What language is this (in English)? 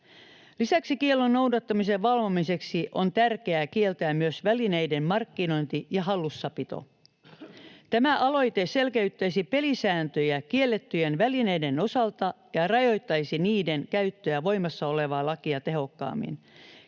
Finnish